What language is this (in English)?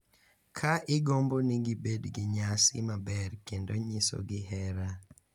Luo (Kenya and Tanzania)